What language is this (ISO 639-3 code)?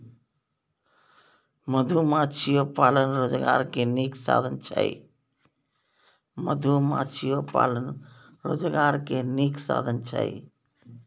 mai